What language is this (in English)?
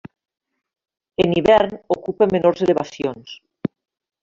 Catalan